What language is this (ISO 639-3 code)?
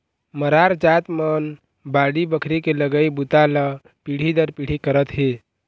hne